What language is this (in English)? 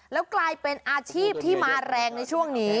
Thai